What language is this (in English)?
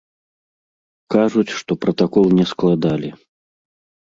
Belarusian